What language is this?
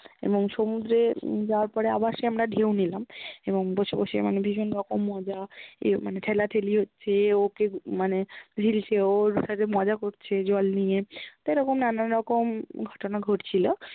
Bangla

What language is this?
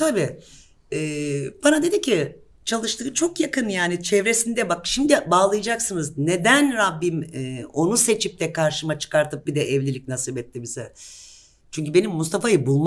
Turkish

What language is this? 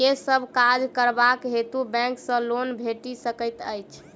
Maithili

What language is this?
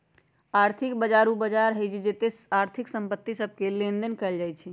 Magahi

